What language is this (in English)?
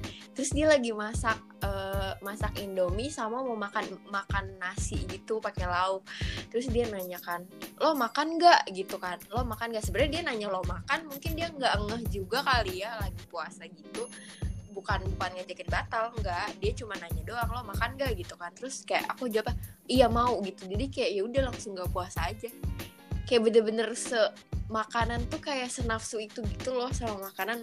Indonesian